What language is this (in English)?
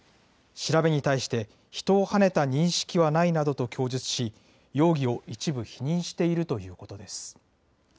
Japanese